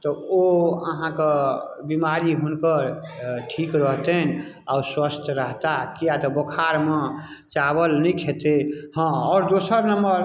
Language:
Maithili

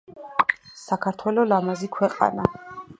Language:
Georgian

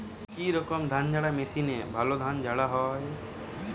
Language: Bangla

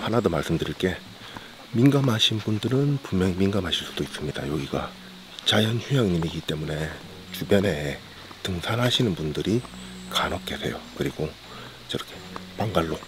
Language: Korean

